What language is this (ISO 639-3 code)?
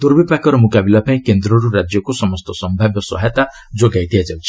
ori